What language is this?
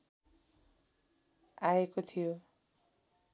Nepali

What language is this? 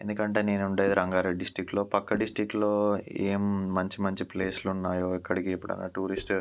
Telugu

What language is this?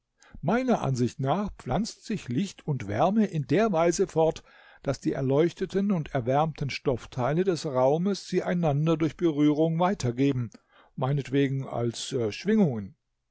German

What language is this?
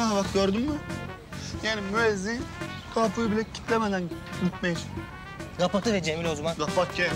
Turkish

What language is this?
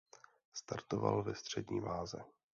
Czech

